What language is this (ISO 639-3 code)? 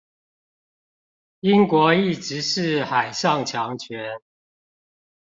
zho